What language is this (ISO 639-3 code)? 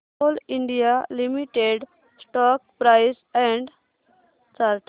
mar